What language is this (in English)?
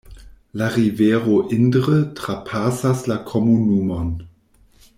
Esperanto